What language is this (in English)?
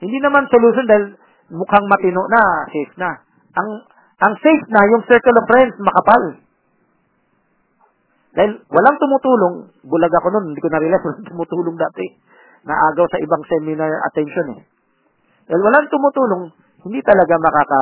Filipino